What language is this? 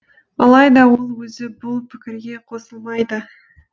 Kazakh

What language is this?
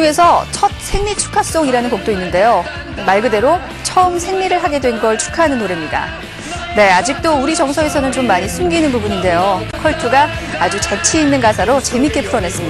Korean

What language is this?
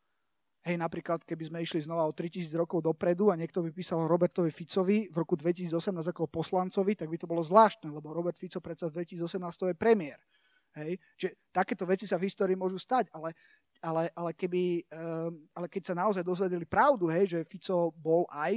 Slovak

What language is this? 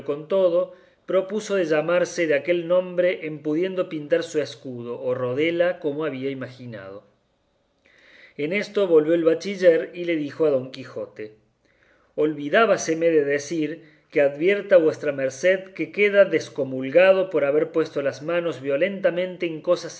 Spanish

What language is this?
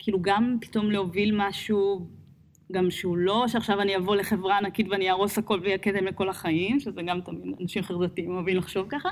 Hebrew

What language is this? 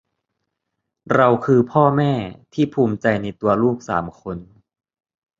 Thai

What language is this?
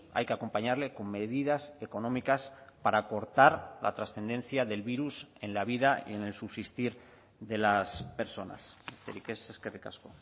Spanish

